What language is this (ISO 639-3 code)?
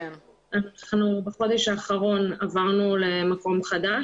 heb